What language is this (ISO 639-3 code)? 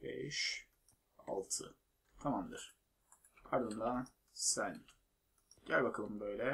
tur